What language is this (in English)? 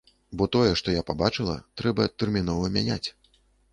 Belarusian